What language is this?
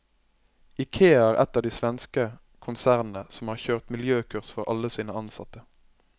Norwegian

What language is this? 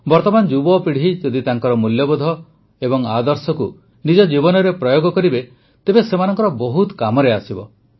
Odia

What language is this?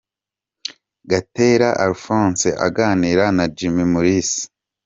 Kinyarwanda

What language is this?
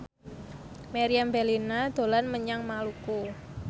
Javanese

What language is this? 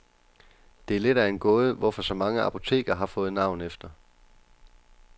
Danish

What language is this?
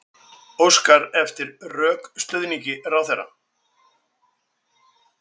Icelandic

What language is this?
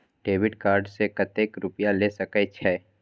Maithili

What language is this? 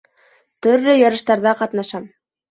Bashkir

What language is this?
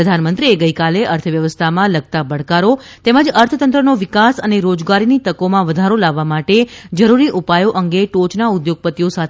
Gujarati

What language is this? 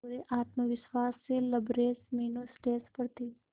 Hindi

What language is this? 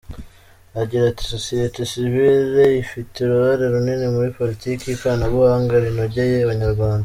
Kinyarwanda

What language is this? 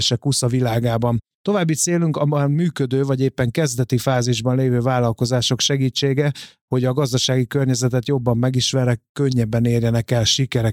Hungarian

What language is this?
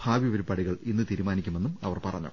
Malayalam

